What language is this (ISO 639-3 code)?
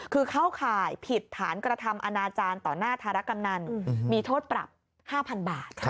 tha